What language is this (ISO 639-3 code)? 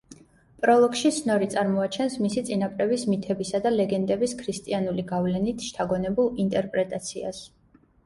kat